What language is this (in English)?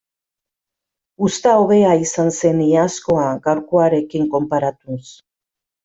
Basque